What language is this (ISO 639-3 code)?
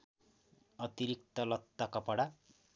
nep